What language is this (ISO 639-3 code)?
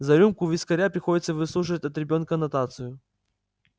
rus